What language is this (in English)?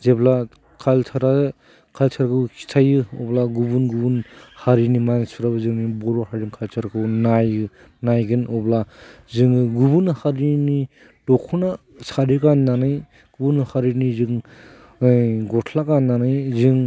Bodo